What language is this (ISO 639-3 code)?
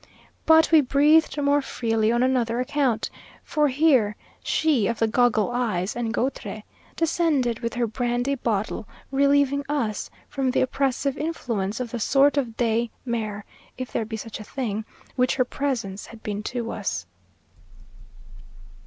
eng